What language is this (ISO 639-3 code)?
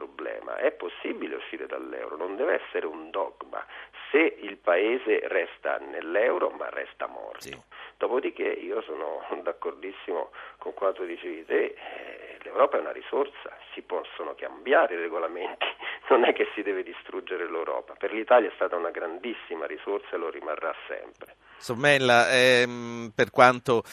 ita